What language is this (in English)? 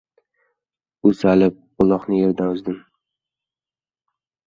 Uzbek